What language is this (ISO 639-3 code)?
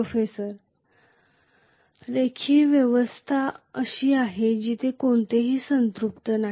mar